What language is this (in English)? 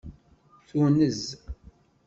Kabyle